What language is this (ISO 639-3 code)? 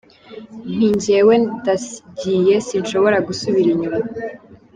kin